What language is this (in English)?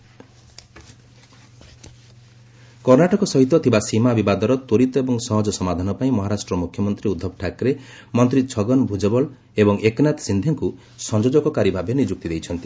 Odia